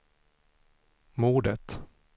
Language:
Swedish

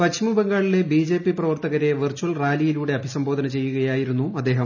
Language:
Malayalam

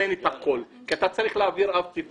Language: Hebrew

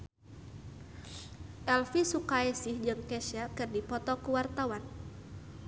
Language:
Sundanese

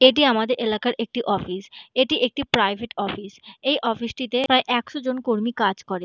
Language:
Bangla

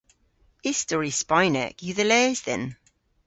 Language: Cornish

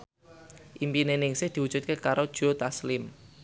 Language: Javanese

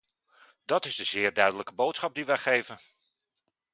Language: Dutch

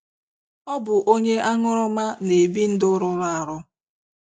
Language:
Igbo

